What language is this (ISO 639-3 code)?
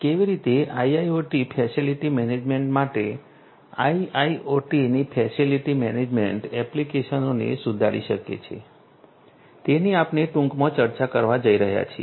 guj